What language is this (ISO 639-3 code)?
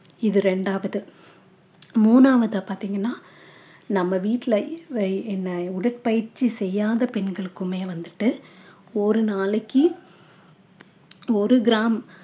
tam